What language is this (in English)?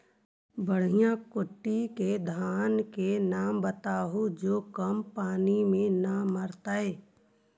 Magahi